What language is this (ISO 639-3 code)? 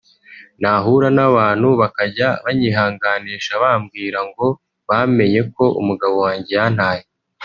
kin